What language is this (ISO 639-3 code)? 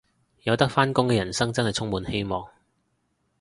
yue